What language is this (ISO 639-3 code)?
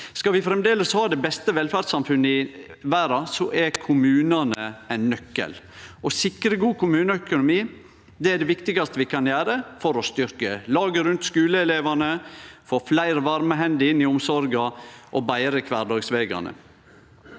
nor